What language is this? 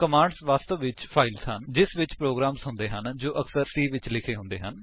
Punjabi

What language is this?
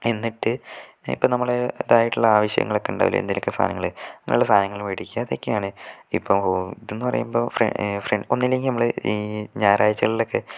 Malayalam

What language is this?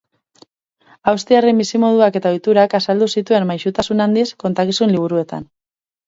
Basque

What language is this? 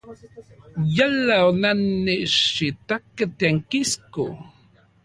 Central Puebla Nahuatl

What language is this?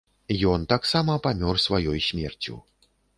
Belarusian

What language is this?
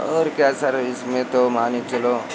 Hindi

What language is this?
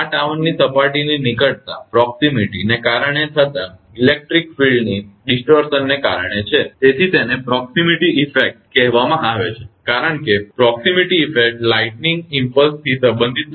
Gujarati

